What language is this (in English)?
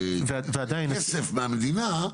Hebrew